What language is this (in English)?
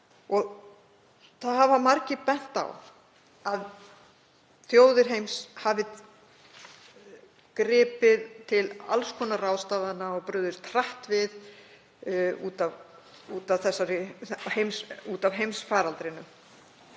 Icelandic